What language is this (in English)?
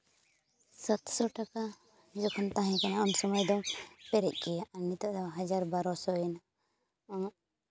Santali